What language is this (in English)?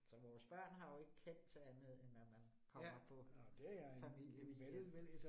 Danish